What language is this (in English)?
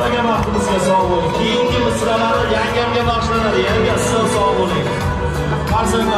Turkish